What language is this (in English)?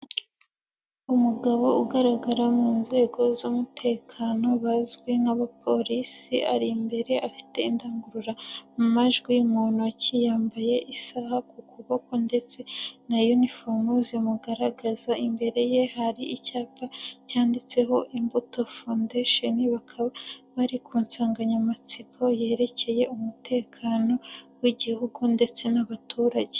Kinyarwanda